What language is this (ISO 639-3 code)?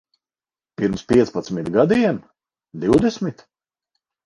lav